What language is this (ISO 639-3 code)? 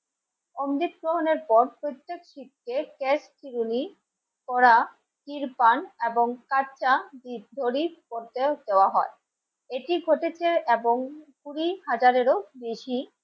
ben